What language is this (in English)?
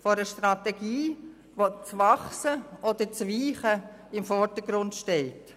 Swiss German